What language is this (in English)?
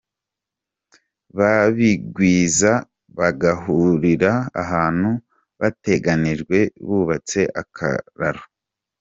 Kinyarwanda